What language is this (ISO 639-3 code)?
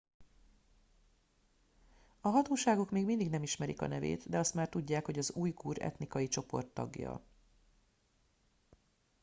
hun